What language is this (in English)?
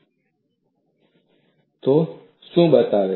Gujarati